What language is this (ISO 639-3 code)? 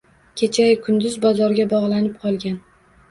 uzb